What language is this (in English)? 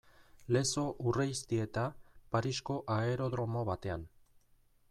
Basque